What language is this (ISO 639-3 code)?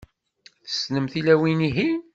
kab